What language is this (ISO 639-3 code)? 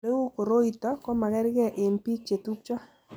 kln